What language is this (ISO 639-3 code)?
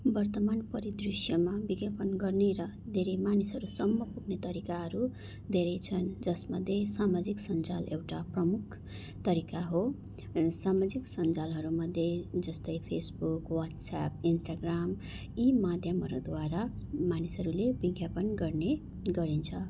nep